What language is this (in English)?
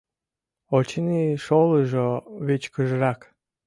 Mari